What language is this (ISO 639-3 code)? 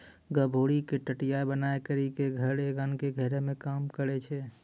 mai